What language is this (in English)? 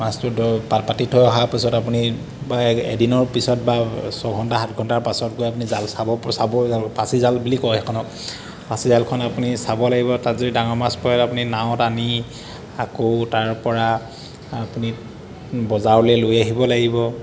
Assamese